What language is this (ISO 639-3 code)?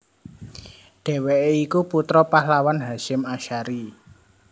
jav